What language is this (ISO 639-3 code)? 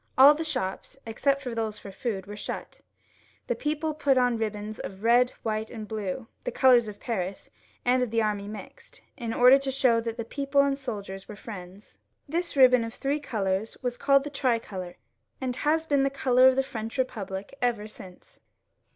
eng